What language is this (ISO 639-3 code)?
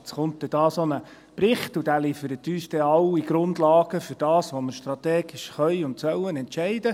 gsw